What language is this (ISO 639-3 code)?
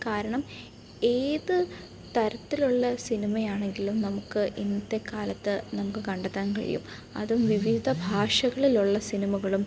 mal